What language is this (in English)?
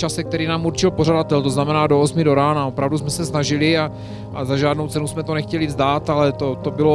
Czech